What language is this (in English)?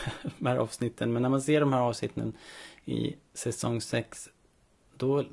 Swedish